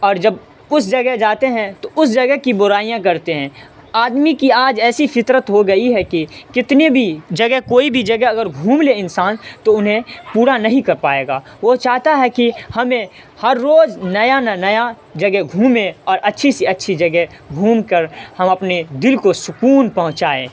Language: Urdu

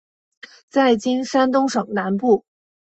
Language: Chinese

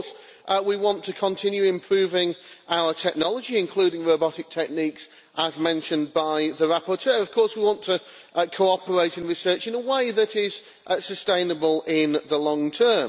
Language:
English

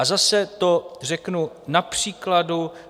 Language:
Czech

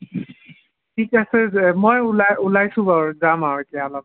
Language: Assamese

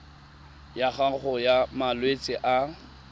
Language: Tswana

